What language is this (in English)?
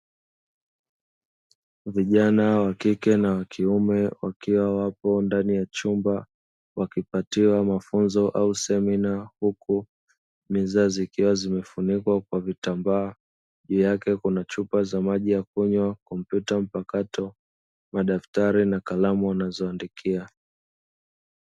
Swahili